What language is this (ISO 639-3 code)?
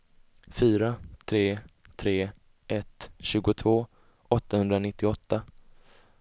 swe